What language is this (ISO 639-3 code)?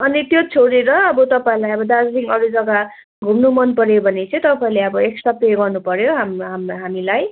nep